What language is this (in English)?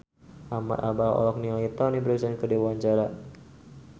Sundanese